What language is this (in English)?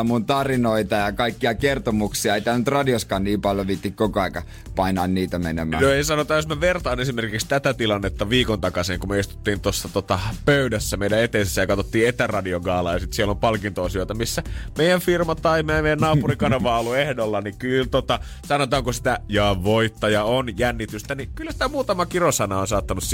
Finnish